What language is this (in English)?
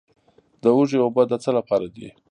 Pashto